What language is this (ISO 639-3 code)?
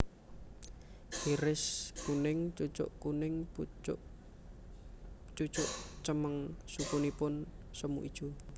jav